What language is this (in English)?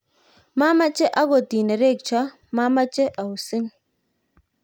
Kalenjin